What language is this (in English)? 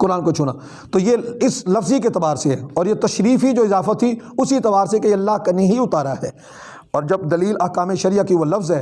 Urdu